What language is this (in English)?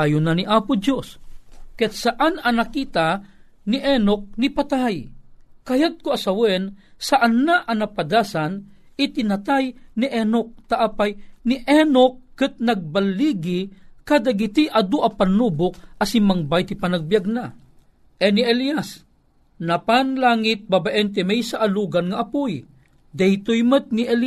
Filipino